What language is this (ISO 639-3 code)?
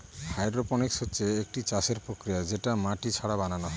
ben